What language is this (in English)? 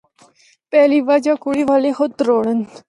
Northern Hindko